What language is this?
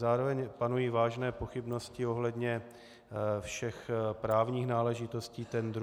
Czech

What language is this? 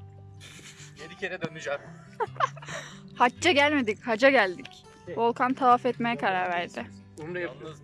Turkish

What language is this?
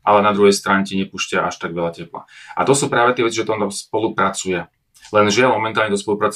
Slovak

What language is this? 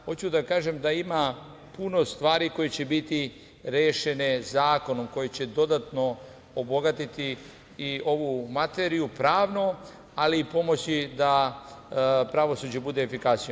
Serbian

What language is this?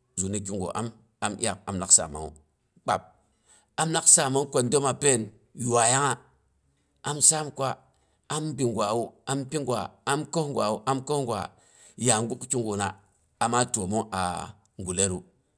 Boghom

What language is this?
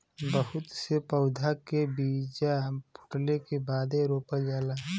Bhojpuri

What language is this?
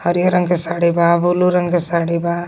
Magahi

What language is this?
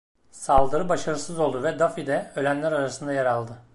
Turkish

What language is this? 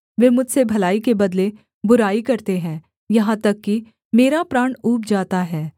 Hindi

